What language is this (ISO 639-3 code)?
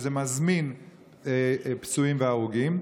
heb